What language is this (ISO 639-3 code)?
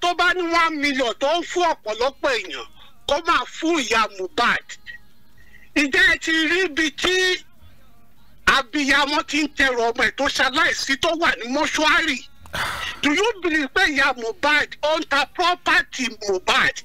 eng